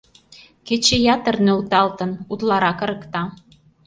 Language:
Mari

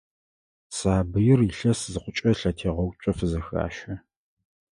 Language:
Adyghe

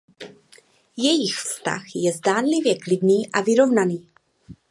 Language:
Czech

